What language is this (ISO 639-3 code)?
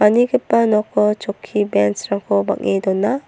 grt